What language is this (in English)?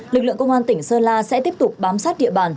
Vietnamese